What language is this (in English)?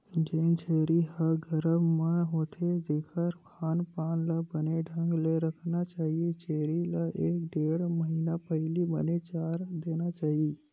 Chhattisgarhi